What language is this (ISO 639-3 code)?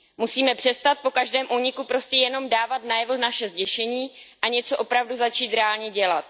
ces